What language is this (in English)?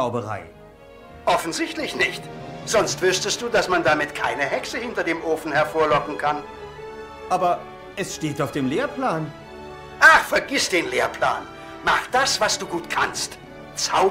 German